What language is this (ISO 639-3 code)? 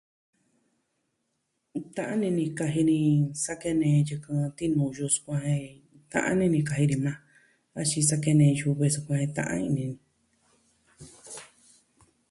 meh